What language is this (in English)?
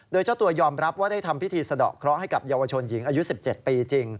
Thai